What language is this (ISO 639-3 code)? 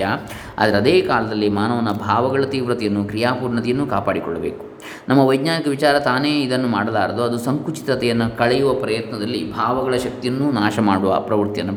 kan